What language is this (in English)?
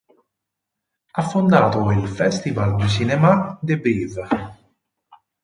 Italian